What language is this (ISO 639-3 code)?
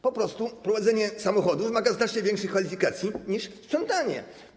pol